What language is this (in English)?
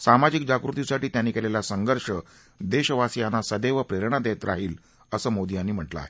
Marathi